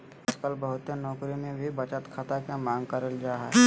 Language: Magahi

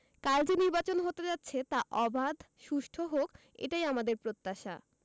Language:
Bangla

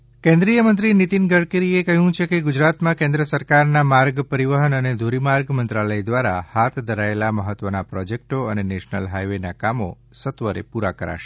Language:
Gujarati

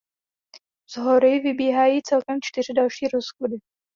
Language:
Czech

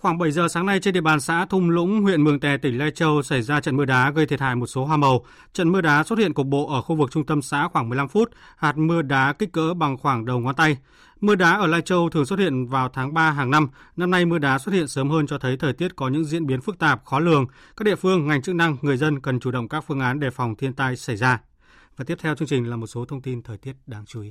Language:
Vietnamese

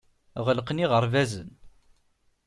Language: Kabyle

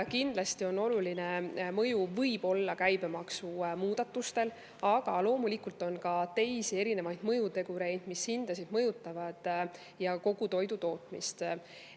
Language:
Estonian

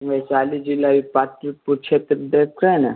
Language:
Hindi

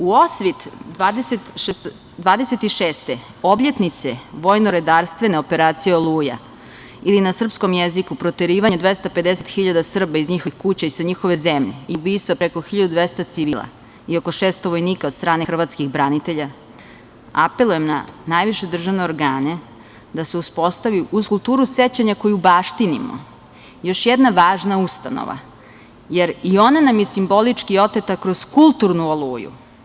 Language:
Serbian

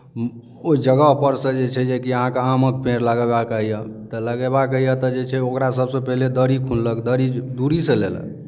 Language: Maithili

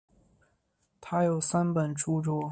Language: Chinese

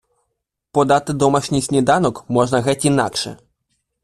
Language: Ukrainian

